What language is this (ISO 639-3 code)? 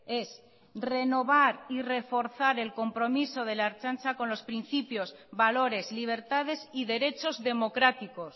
spa